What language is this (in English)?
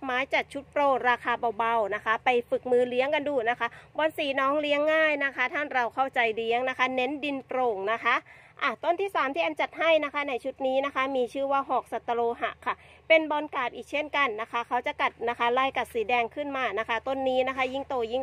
Thai